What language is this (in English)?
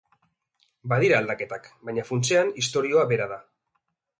Basque